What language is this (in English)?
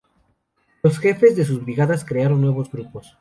Spanish